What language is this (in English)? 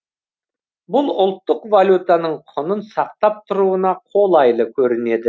Kazakh